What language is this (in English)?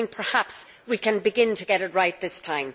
English